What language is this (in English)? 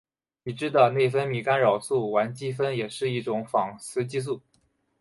Chinese